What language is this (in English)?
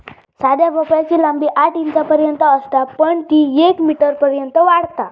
Marathi